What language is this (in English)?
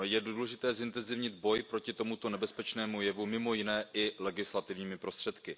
Czech